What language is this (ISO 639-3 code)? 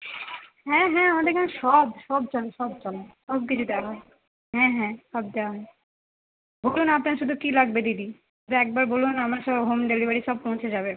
ben